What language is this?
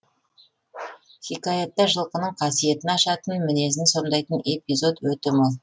Kazakh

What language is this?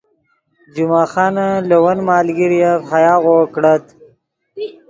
Yidgha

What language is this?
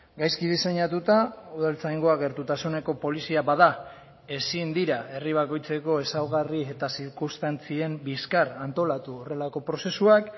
Basque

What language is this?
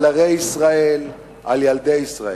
Hebrew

